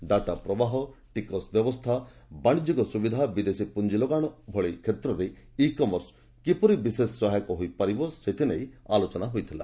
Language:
Odia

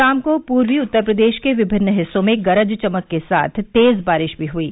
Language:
Hindi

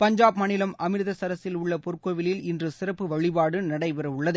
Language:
Tamil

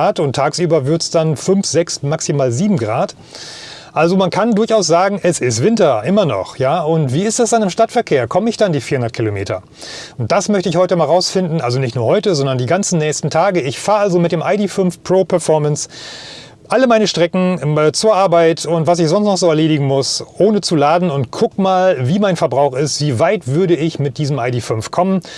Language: German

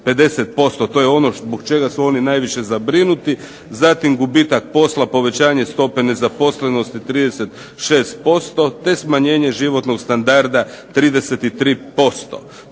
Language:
Croatian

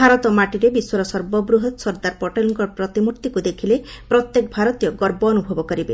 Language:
Odia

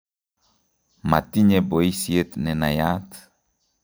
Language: Kalenjin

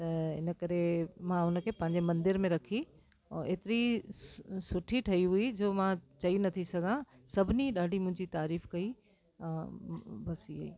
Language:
Sindhi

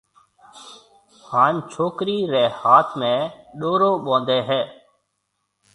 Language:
Marwari (Pakistan)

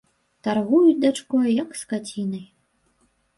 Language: Belarusian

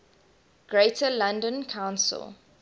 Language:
English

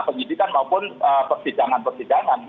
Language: Indonesian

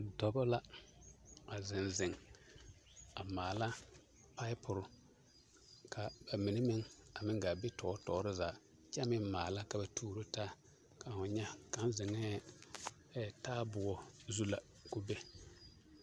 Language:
Southern Dagaare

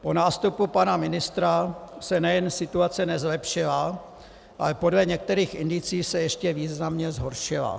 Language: Czech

